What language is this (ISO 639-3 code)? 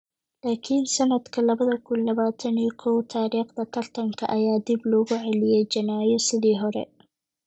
som